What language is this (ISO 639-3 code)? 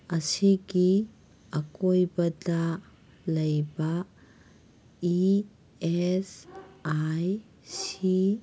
mni